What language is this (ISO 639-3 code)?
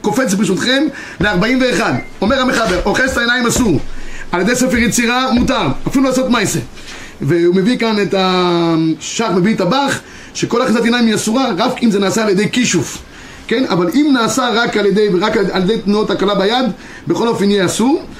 heb